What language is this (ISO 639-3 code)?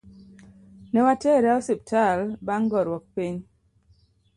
luo